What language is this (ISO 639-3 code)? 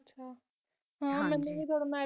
pan